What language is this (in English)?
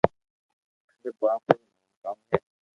Loarki